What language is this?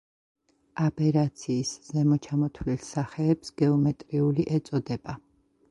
Georgian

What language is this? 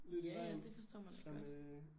Danish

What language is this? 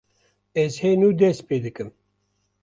Kurdish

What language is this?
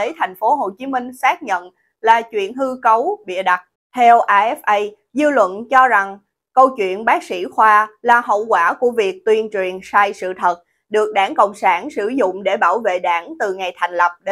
Vietnamese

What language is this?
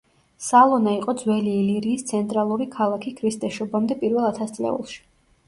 Georgian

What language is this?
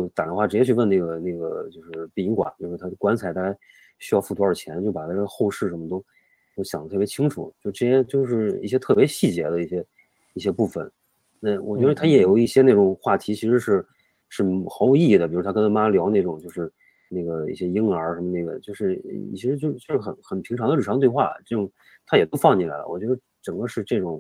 Chinese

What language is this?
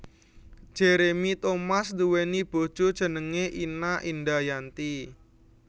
Javanese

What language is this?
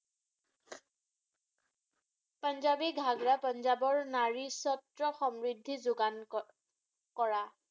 Assamese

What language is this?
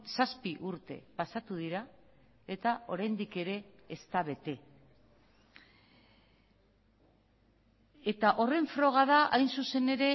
Basque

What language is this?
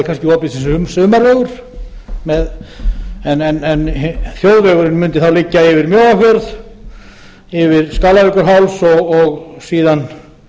Icelandic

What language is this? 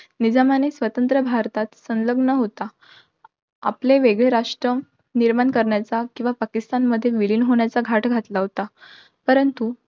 Marathi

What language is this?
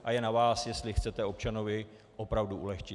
Czech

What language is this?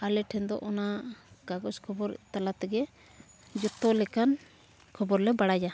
Santali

